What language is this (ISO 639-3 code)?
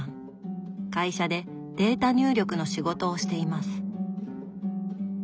jpn